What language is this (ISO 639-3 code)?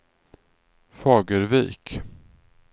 swe